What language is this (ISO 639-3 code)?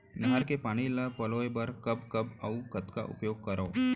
hne